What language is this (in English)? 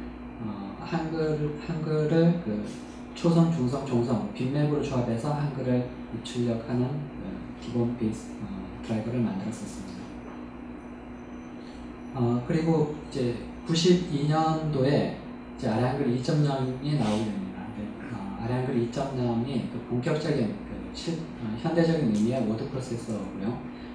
Korean